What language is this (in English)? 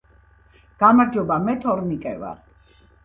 Georgian